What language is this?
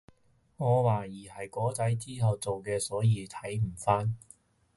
Cantonese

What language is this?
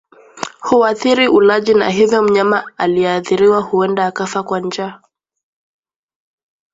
Swahili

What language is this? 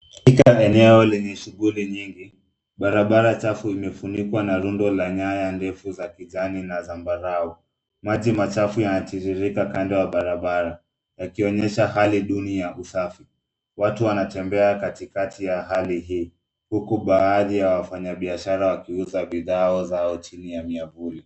Swahili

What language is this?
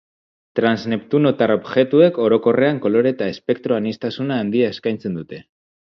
Basque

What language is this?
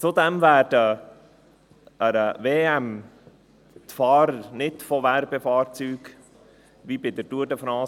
Swiss German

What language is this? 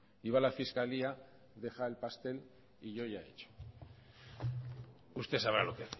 Spanish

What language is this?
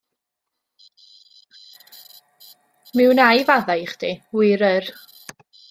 Welsh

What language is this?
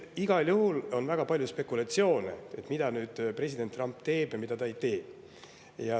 Estonian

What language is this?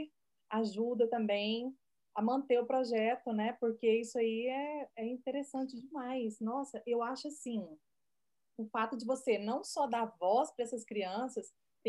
Portuguese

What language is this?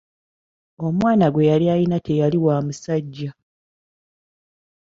Ganda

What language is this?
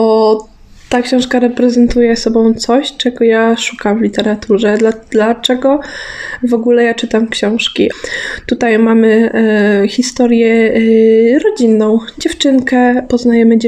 Polish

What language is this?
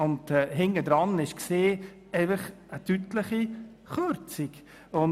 Swiss German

